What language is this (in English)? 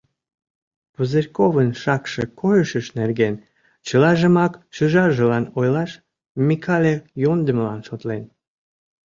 Mari